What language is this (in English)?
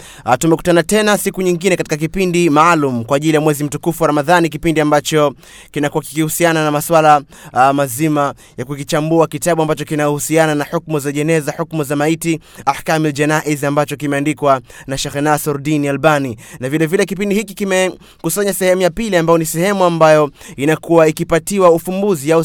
Swahili